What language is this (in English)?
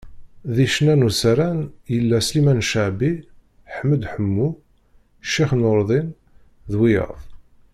Kabyle